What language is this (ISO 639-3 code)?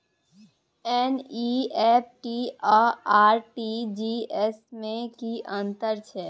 mai